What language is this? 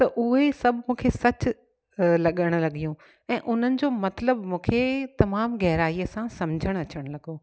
Sindhi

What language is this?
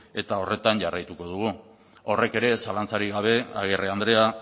Basque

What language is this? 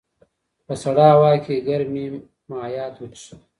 Pashto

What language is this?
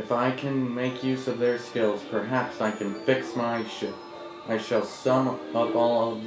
English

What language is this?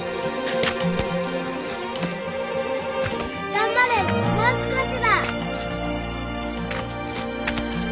Japanese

